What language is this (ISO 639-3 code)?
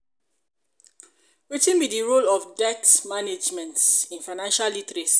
pcm